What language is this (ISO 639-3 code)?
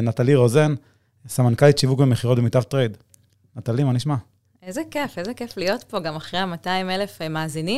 heb